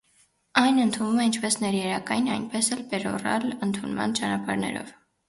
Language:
Armenian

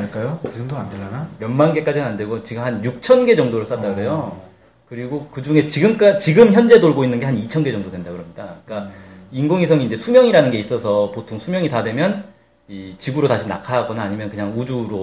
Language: Korean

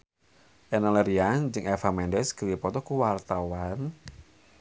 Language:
Sundanese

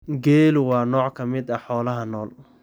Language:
Somali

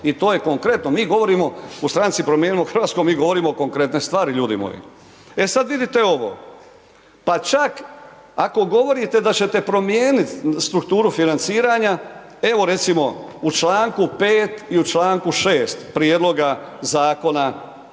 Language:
Croatian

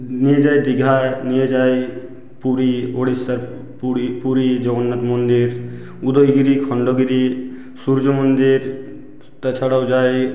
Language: Bangla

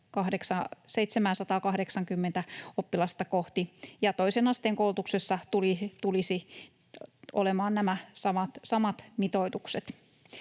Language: Finnish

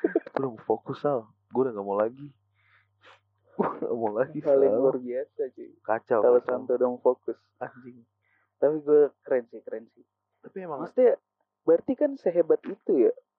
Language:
Indonesian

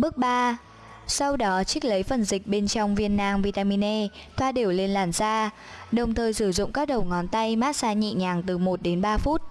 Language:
Vietnamese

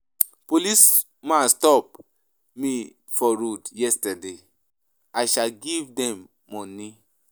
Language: Nigerian Pidgin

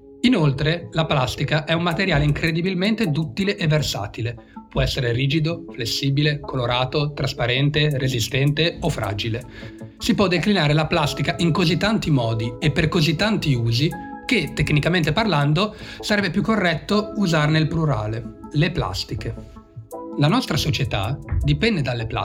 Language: Italian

